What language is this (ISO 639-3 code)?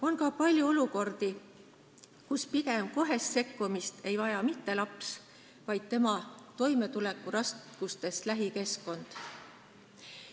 est